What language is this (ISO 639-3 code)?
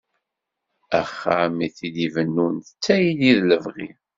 kab